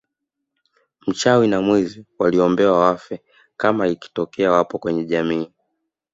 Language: Swahili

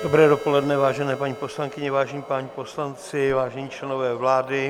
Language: Czech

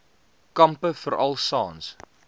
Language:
Afrikaans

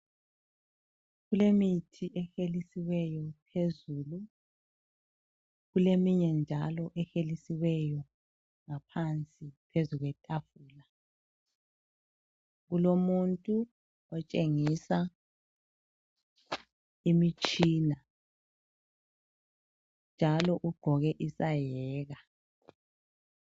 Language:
North Ndebele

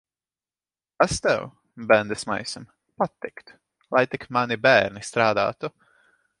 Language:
Latvian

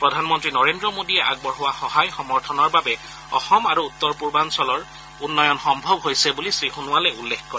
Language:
Assamese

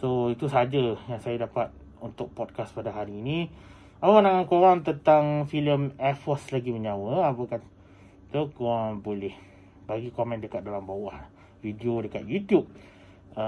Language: Malay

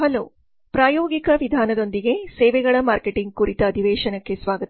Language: Kannada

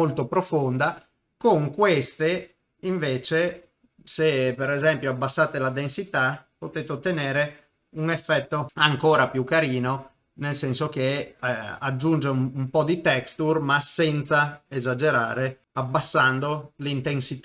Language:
Italian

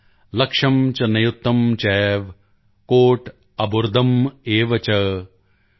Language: Punjabi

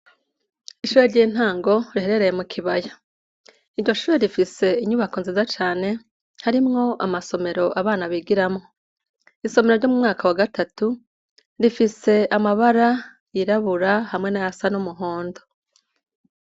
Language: Rundi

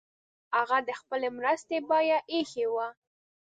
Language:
Pashto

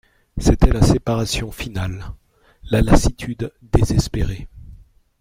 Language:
French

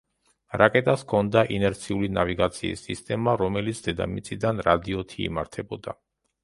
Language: Georgian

